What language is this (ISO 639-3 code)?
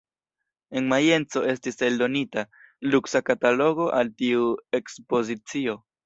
epo